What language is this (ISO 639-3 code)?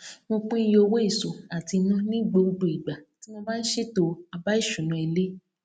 yor